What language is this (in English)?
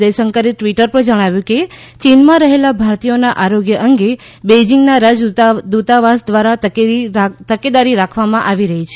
Gujarati